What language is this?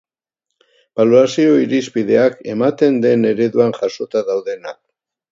Basque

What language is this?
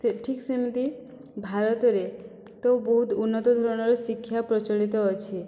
Odia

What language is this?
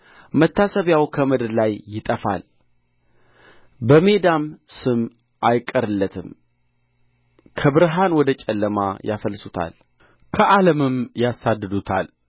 Amharic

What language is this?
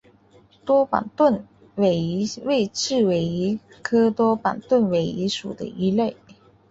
Chinese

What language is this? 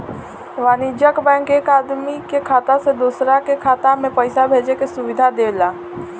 Bhojpuri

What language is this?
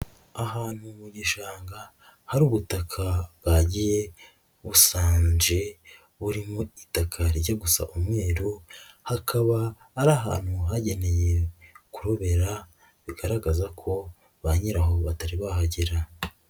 Kinyarwanda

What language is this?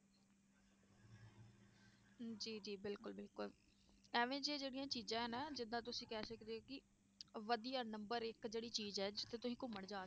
Punjabi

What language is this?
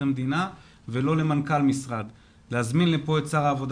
Hebrew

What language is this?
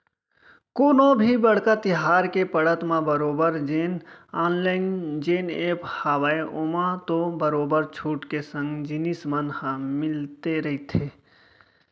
Chhattisgarhi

